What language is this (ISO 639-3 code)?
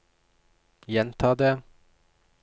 nor